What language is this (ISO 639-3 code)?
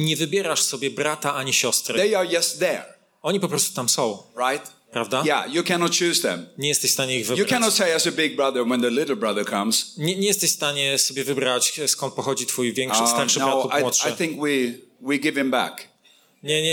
pol